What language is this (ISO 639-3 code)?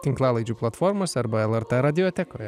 lit